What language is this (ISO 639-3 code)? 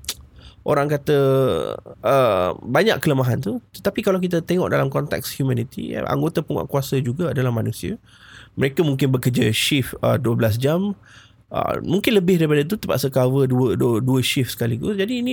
msa